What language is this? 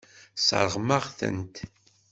Kabyle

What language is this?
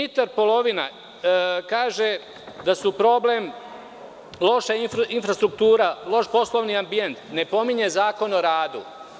Serbian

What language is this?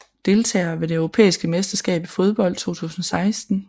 Danish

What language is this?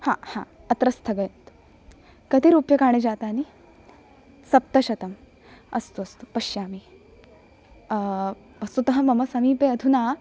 Sanskrit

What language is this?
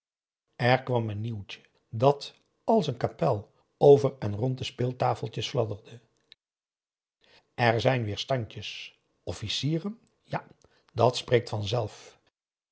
Dutch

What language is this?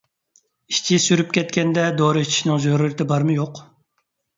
Uyghur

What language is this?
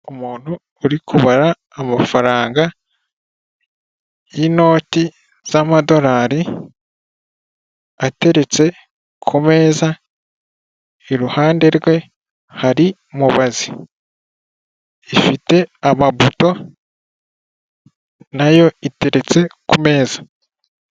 Kinyarwanda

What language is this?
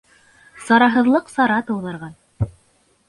Bashkir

